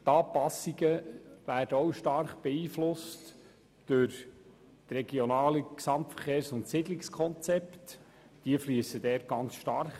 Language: Swiss German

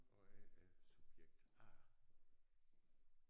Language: Danish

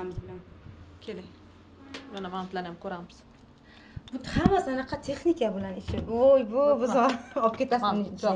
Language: Turkish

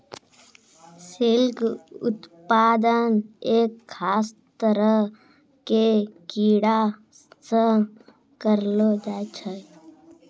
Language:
Maithili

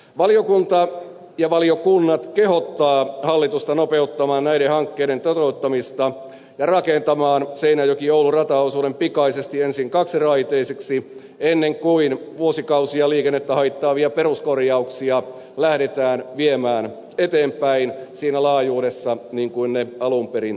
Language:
Finnish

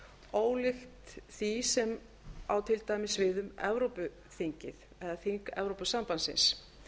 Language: Icelandic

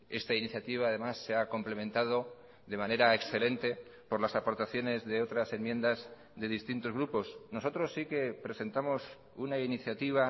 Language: Spanish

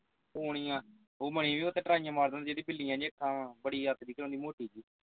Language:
Punjabi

